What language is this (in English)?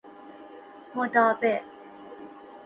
Persian